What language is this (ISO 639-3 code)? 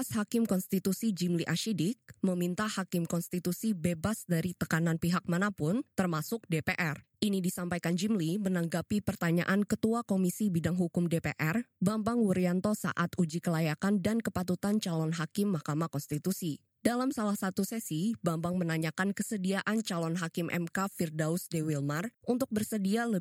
ind